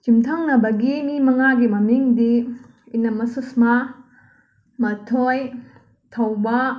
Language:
Manipuri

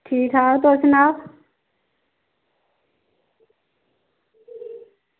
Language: Dogri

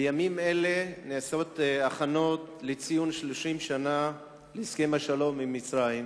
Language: Hebrew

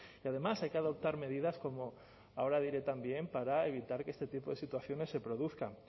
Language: Spanish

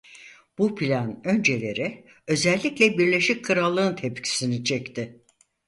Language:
Turkish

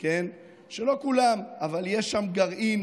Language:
Hebrew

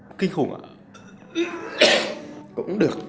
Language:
Vietnamese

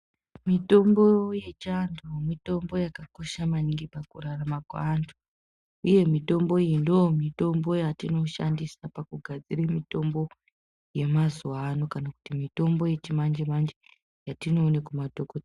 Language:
Ndau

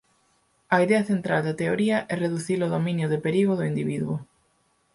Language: Galician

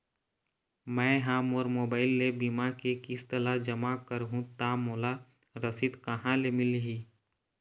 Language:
Chhattisgarhi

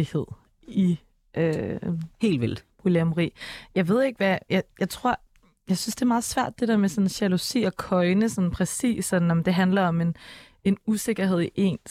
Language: Danish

